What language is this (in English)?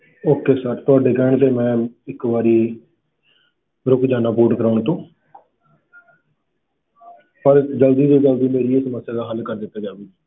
Punjabi